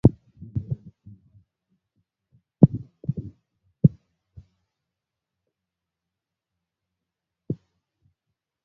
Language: Swahili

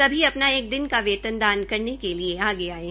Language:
Hindi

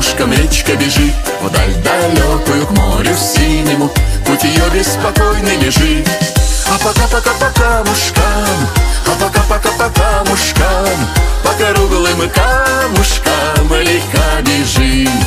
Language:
Russian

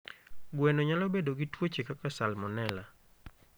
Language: Luo (Kenya and Tanzania)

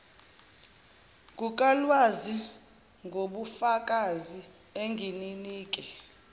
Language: Zulu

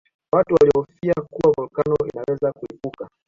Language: Swahili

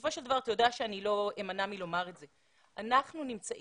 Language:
Hebrew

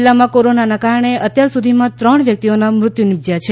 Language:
Gujarati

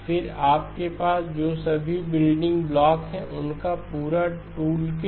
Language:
Hindi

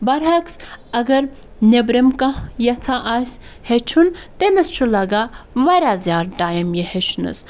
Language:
Kashmiri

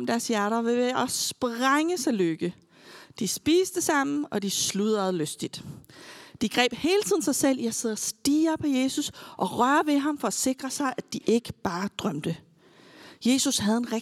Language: Danish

